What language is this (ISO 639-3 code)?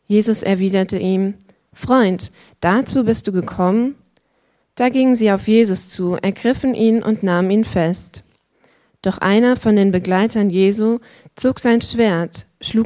deu